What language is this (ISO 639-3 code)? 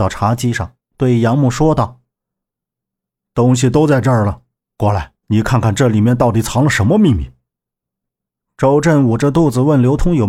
zho